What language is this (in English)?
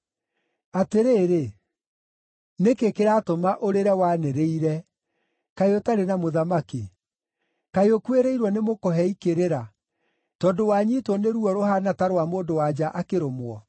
Kikuyu